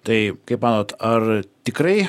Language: Lithuanian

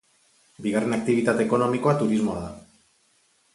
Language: Basque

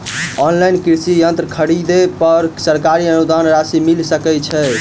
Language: Maithili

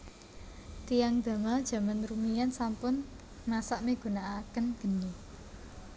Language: Javanese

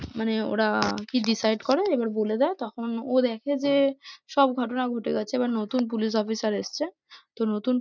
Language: Bangla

